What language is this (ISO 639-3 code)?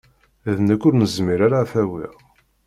kab